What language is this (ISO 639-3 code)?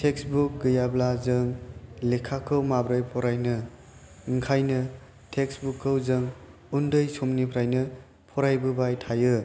brx